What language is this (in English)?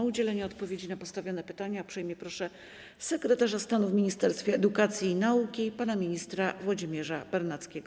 Polish